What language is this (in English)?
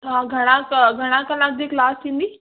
Sindhi